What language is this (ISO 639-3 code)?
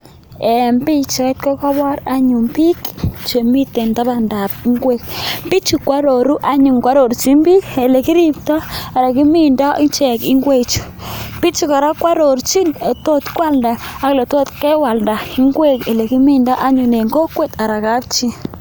kln